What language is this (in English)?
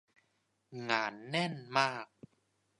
Thai